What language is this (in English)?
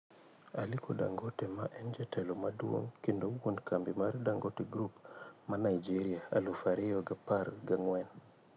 Luo (Kenya and Tanzania)